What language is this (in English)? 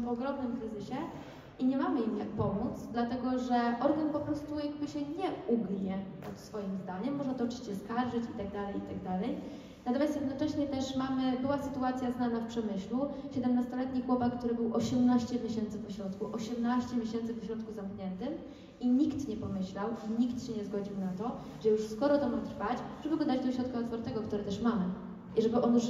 Polish